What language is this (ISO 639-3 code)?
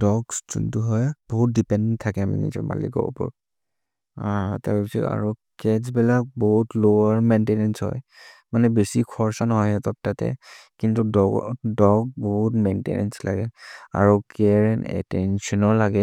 mrr